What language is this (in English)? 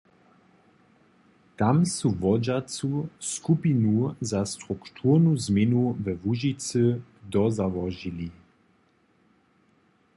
Upper Sorbian